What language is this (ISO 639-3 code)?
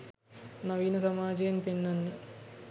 sin